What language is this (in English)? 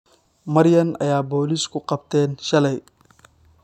Somali